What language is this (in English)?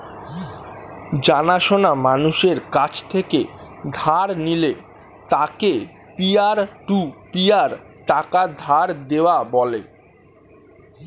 Bangla